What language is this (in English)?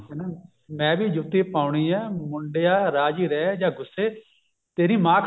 Punjabi